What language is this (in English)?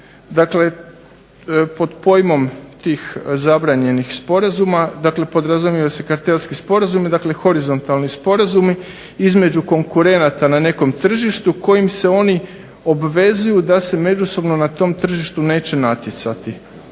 Croatian